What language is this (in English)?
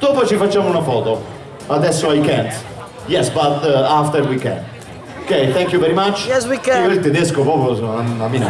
Italian